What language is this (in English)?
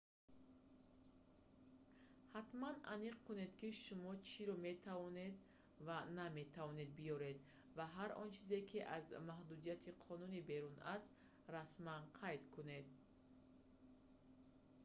Tajik